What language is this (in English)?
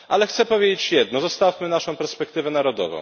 Polish